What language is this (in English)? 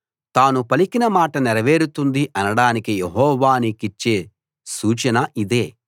Telugu